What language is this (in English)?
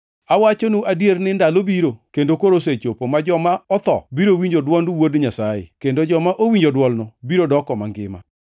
Luo (Kenya and Tanzania)